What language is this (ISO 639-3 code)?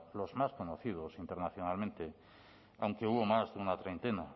spa